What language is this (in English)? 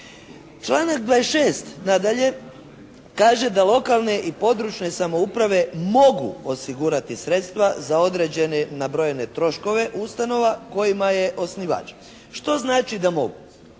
Croatian